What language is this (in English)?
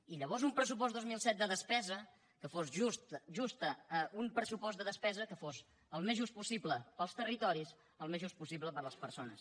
Catalan